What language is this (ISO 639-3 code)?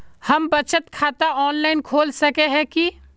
mag